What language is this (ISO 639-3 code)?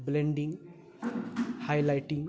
mai